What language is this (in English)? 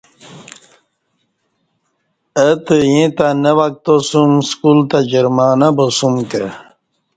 Kati